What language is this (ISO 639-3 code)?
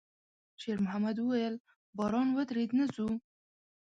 pus